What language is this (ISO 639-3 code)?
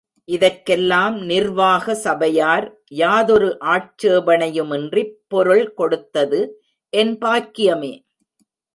tam